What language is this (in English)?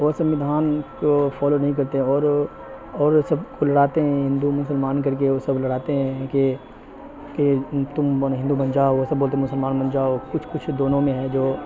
Urdu